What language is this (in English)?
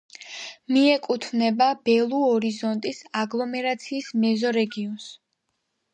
Georgian